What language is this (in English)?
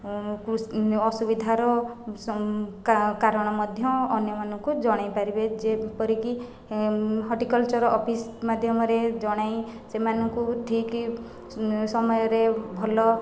Odia